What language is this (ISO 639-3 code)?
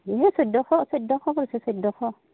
asm